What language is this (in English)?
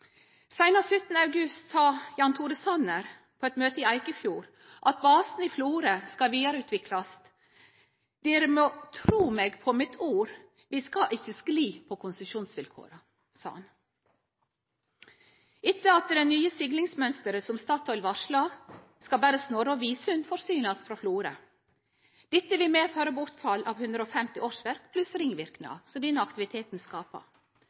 Norwegian Nynorsk